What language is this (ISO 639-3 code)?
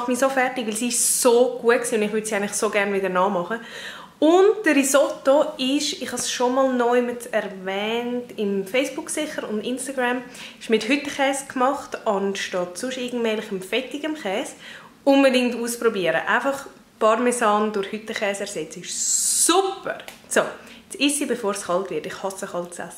deu